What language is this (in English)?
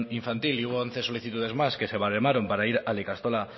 Spanish